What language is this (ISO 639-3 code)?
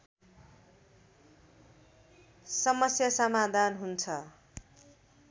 nep